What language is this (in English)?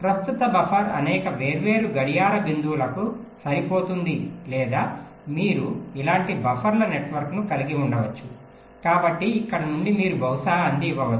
Telugu